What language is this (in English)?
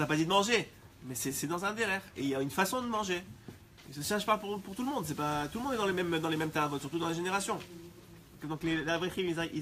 French